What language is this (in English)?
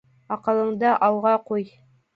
Bashkir